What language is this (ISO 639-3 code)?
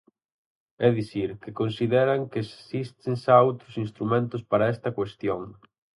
glg